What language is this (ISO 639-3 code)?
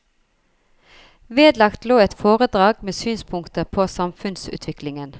nor